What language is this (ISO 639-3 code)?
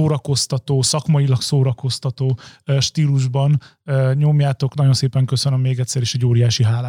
hun